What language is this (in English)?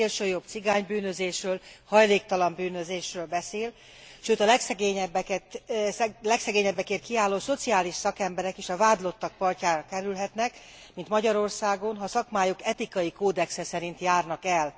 Hungarian